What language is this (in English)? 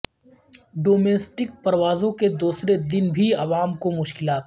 Urdu